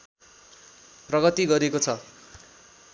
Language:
Nepali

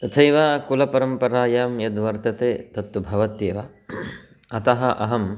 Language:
Sanskrit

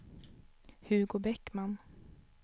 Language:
Swedish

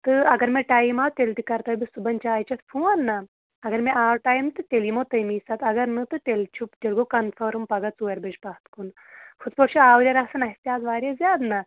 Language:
Kashmiri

